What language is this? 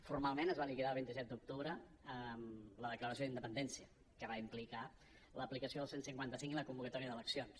Catalan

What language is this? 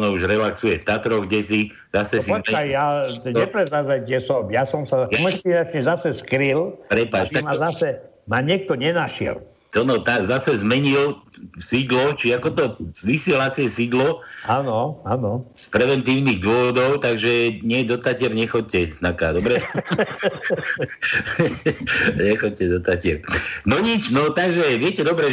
Slovak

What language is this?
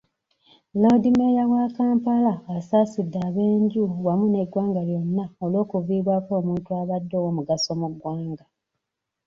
Ganda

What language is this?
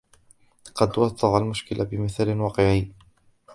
Arabic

